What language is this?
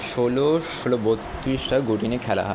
Bangla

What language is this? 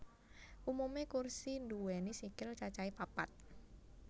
Javanese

